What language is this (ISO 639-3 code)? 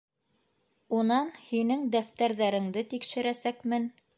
bak